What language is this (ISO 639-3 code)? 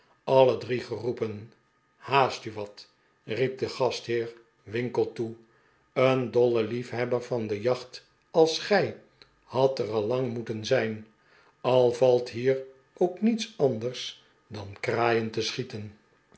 nld